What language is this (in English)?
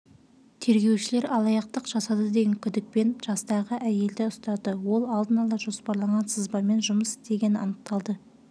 Kazakh